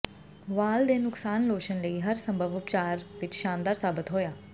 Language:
Punjabi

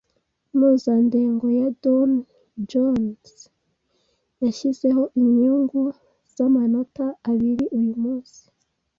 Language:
Kinyarwanda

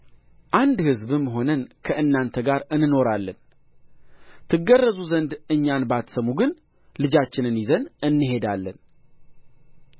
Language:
Amharic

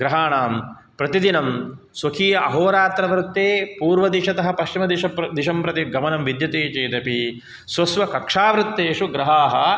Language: Sanskrit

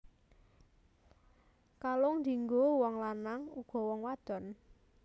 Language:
Javanese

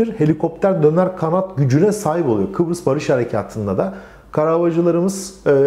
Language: Turkish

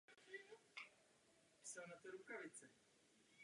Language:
Czech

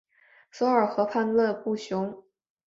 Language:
Chinese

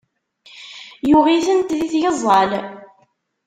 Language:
Kabyle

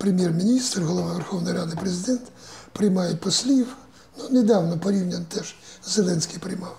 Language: Ukrainian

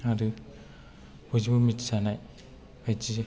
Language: Bodo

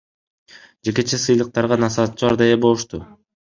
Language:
Kyrgyz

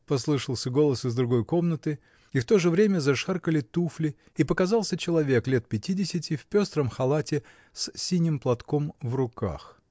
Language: Russian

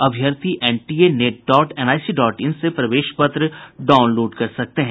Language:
Hindi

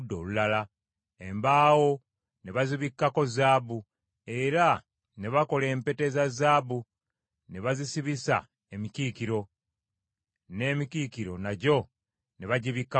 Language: Ganda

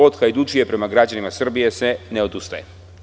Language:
Serbian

